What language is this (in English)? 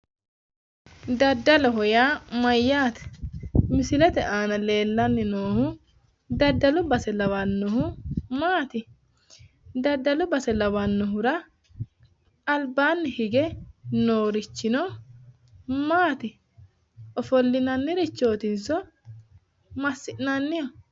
Sidamo